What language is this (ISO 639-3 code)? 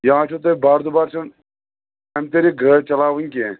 kas